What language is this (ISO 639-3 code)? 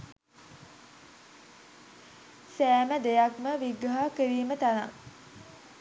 sin